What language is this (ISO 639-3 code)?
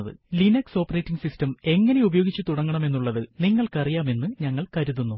mal